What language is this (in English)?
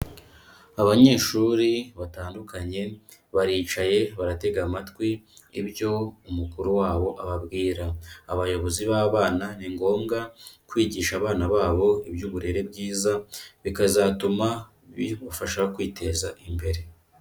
Kinyarwanda